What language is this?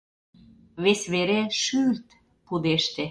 Mari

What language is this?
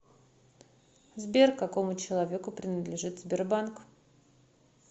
Russian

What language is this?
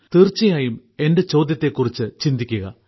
Malayalam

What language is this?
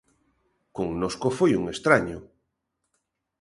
Galician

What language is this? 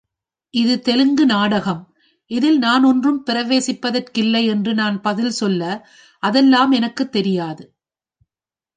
Tamil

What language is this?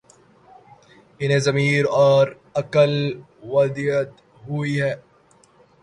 Urdu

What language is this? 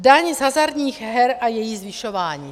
Czech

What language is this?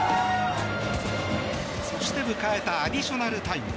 Japanese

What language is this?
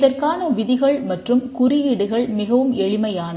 Tamil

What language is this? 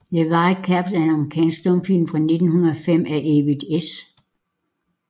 Danish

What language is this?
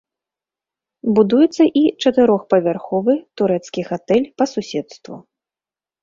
Belarusian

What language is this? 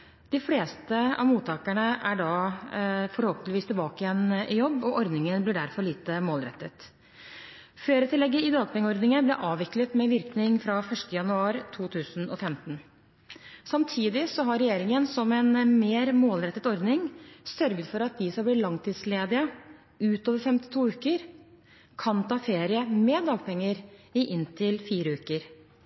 Norwegian Bokmål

